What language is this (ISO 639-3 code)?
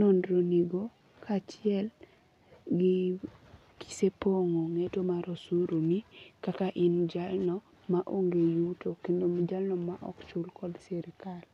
luo